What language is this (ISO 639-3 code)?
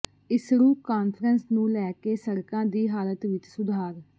pan